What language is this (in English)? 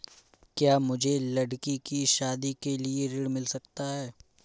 Hindi